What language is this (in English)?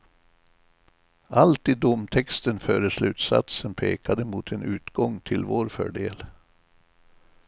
Swedish